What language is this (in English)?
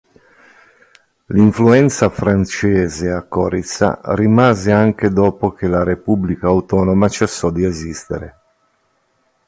Italian